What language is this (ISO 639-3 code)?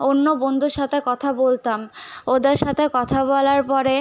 ben